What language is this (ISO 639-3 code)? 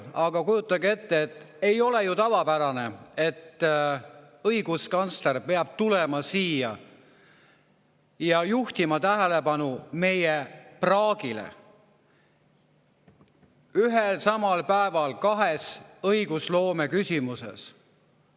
est